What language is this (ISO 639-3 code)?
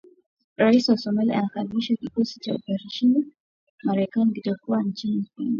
swa